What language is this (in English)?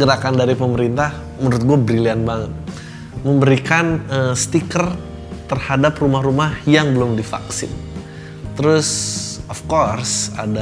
Indonesian